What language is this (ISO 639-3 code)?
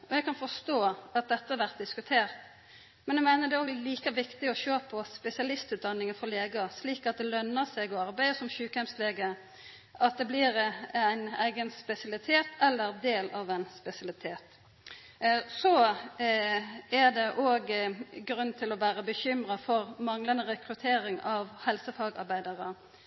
nno